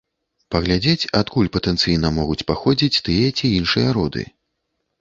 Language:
Belarusian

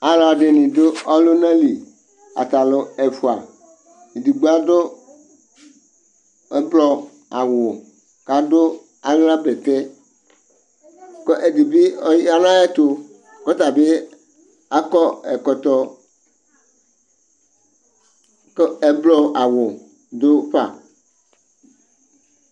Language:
Ikposo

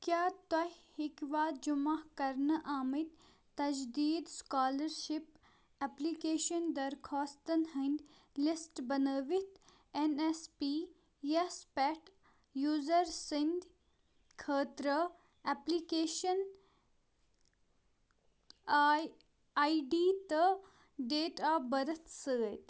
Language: Kashmiri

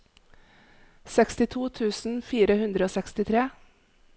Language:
Norwegian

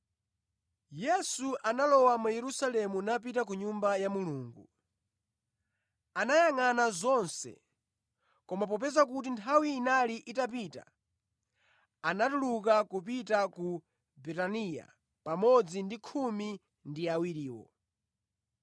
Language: Nyanja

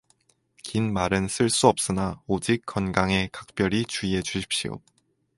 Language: Korean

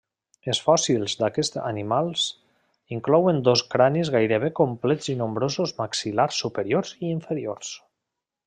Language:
Catalan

